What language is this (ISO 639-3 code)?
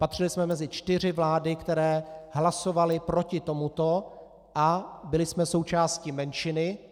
ces